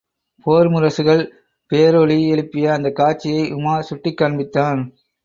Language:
Tamil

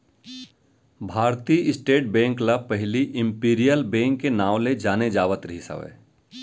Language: Chhattisgarhi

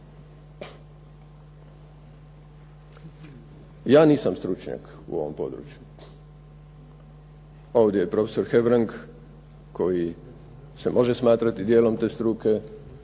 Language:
Croatian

